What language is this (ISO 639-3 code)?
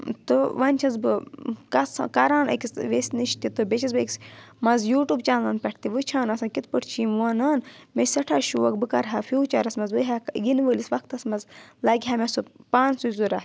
kas